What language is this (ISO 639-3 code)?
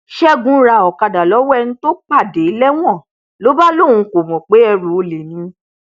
yor